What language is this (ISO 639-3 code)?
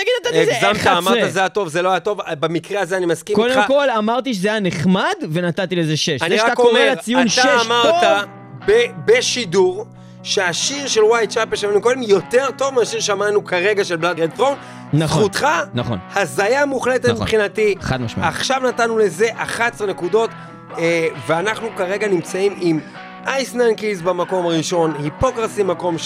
heb